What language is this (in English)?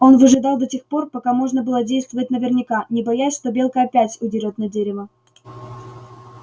Russian